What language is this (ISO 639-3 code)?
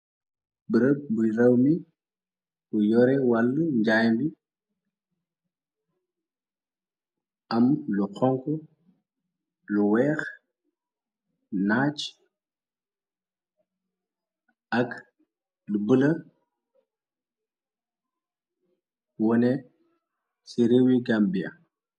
wol